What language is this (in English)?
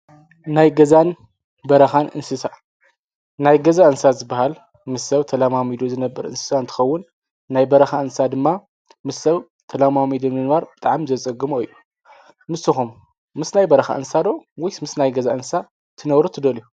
Tigrinya